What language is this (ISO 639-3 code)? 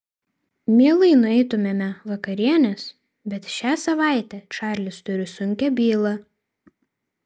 lit